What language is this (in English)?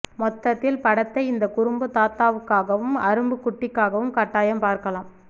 Tamil